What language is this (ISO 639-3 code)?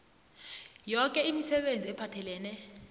nbl